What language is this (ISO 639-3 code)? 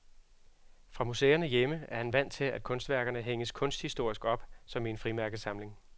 dan